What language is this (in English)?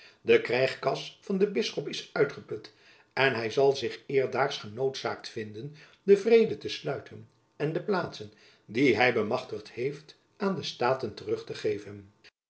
Dutch